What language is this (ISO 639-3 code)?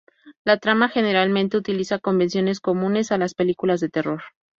spa